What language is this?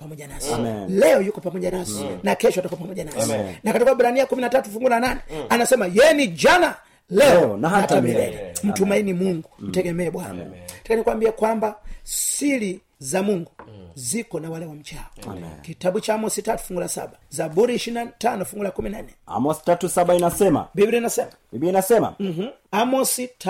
Swahili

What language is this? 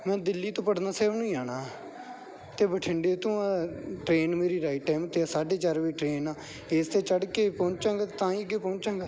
Punjabi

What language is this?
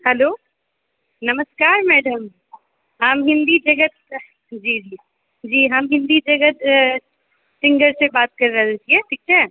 Maithili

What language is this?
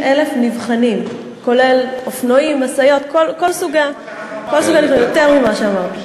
Hebrew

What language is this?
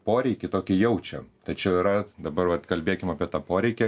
Lithuanian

